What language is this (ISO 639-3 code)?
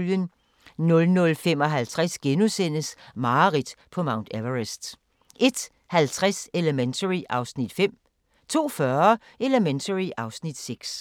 dan